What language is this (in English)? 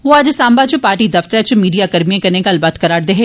Dogri